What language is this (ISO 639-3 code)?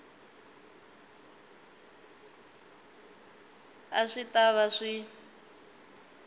tso